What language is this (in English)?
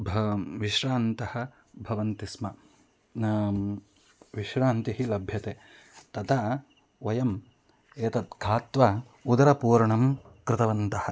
Sanskrit